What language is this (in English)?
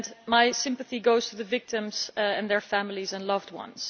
English